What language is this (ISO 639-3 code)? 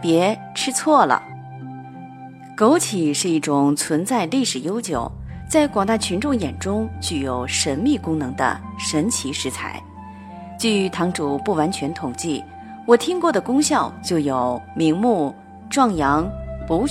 zho